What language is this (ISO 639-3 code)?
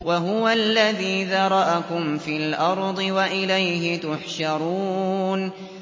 ara